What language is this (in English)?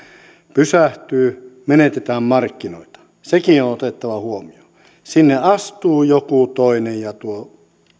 Finnish